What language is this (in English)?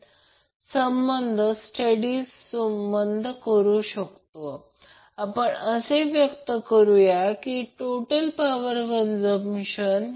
Marathi